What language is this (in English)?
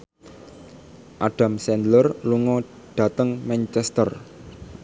Javanese